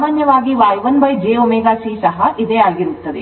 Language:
Kannada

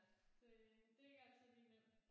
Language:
Danish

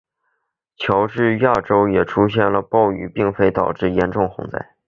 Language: Chinese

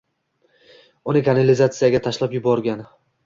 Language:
Uzbek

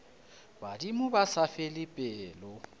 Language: Northern Sotho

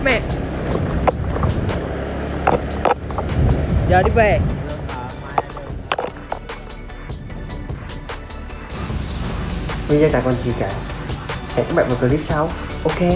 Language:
Vietnamese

